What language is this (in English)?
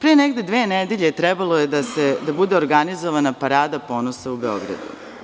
Serbian